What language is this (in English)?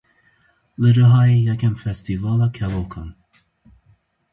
Kurdish